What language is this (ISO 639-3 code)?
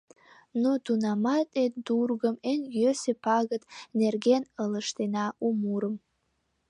chm